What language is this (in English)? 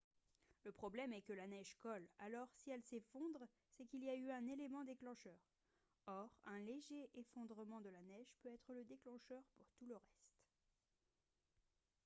French